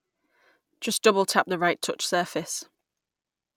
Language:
English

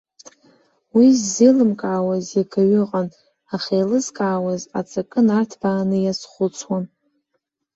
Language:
Abkhazian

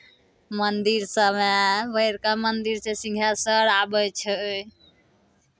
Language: Maithili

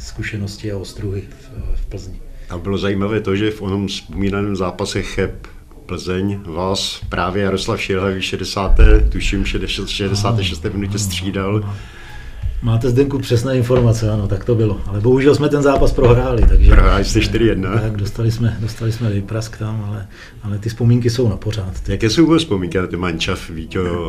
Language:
Czech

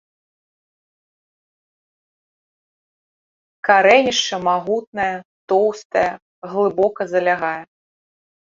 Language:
Belarusian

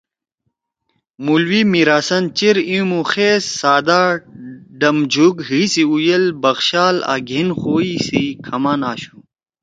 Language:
Torwali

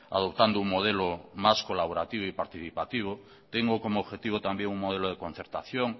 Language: Spanish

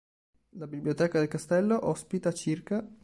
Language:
Italian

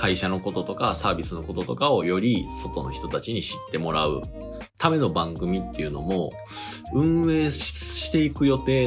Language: Japanese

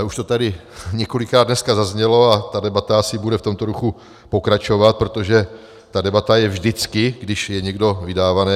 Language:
Czech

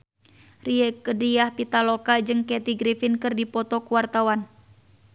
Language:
Sundanese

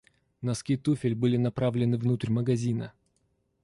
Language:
Russian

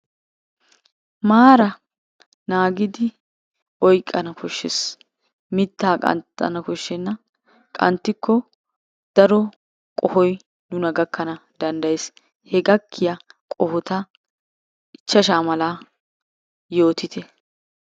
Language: Wolaytta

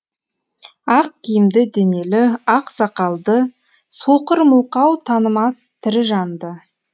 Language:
Kazakh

